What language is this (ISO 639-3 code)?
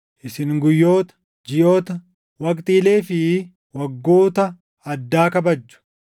orm